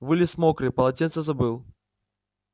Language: Russian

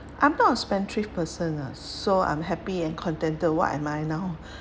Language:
English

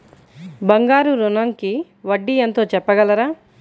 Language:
Telugu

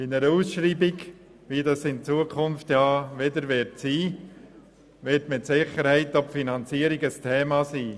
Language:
Swiss German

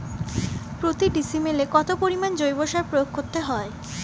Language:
Bangla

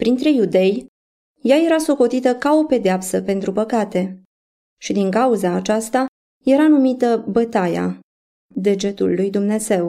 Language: Romanian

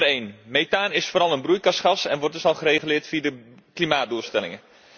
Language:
Dutch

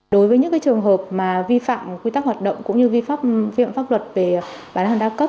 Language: Vietnamese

